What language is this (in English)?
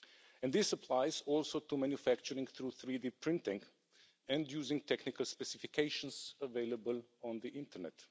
English